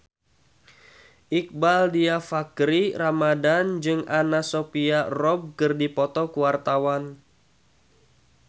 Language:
Sundanese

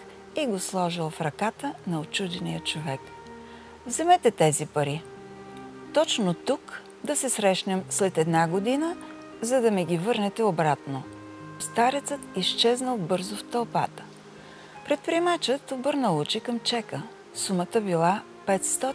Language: Bulgarian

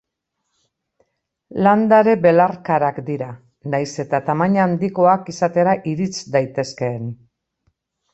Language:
Basque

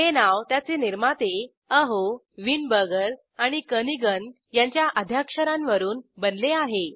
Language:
Marathi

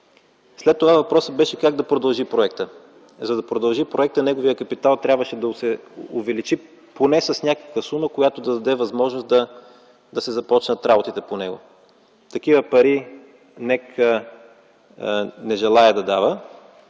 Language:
Bulgarian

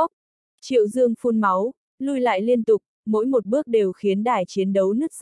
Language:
Vietnamese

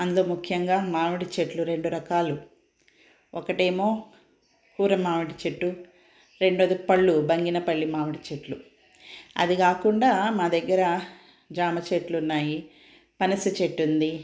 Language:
Telugu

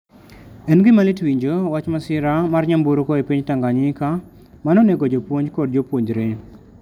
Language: Luo (Kenya and Tanzania)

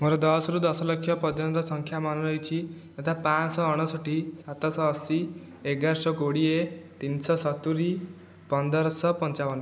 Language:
Odia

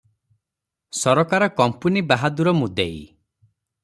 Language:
Odia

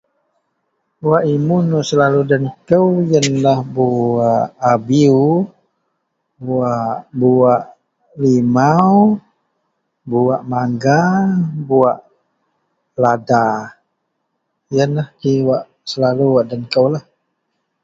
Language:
Central Melanau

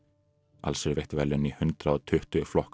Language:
Icelandic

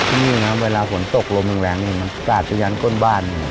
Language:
Thai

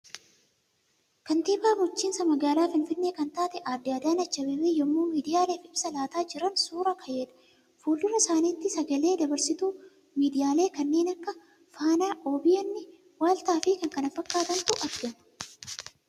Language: Oromo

